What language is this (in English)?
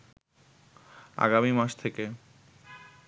Bangla